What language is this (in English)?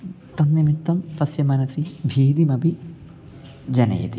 Sanskrit